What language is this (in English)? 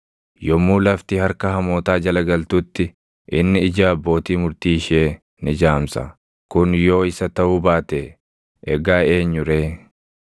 Oromo